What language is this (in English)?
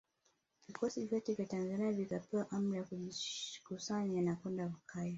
Swahili